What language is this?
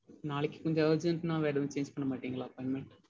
Tamil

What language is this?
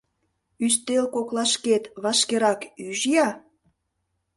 Mari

